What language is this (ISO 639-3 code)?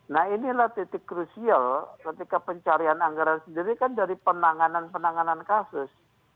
ind